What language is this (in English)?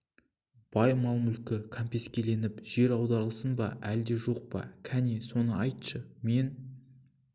Kazakh